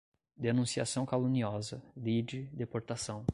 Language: Portuguese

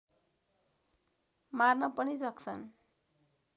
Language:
Nepali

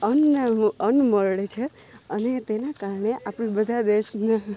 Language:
Gujarati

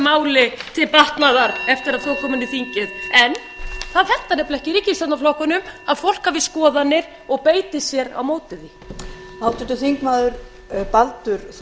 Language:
Icelandic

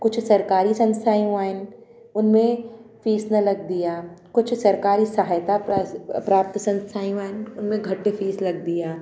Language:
Sindhi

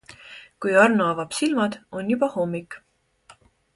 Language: Estonian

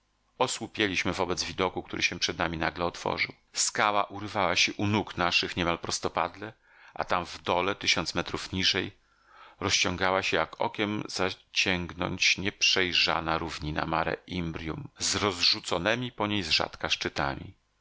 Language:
Polish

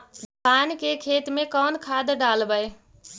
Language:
Magahi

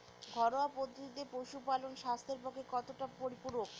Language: Bangla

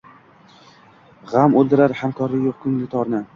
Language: Uzbek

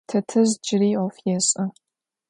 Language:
Adyghe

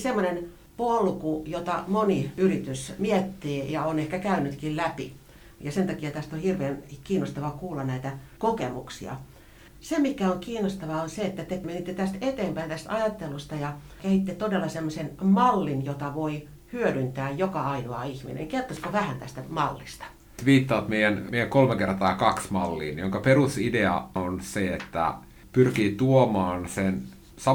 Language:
Finnish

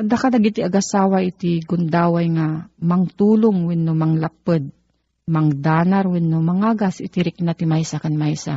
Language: Filipino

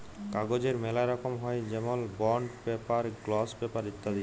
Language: Bangla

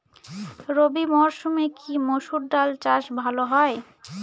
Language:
Bangla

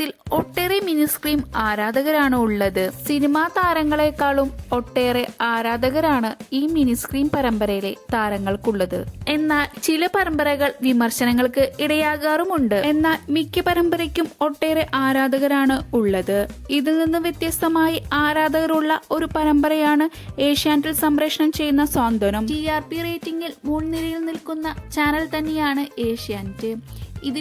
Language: Romanian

